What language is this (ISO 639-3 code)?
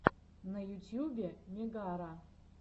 rus